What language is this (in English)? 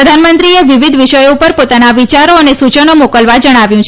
Gujarati